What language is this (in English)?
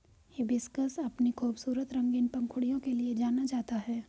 Hindi